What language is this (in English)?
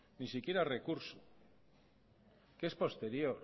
Spanish